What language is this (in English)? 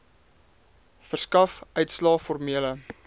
Afrikaans